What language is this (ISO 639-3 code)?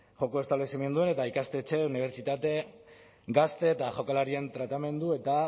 eus